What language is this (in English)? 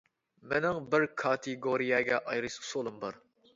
Uyghur